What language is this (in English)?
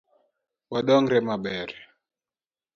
Luo (Kenya and Tanzania)